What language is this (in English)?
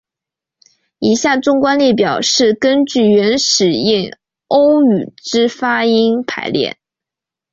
Chinese